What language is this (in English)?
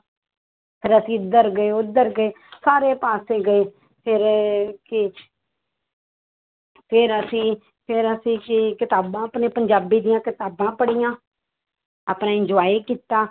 Punjabi